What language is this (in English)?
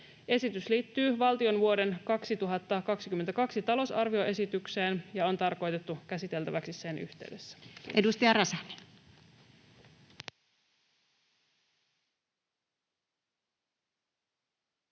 Finnish